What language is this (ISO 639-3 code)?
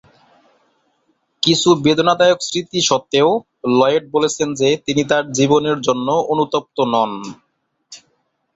ben